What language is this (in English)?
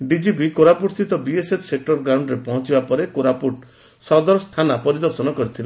Odia